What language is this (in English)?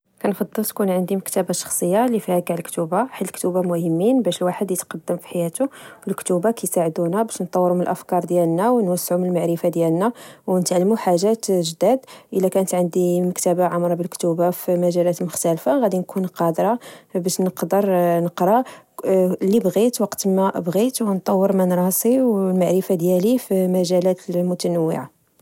Moroccan Arabic